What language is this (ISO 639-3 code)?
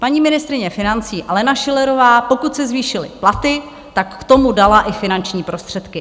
ces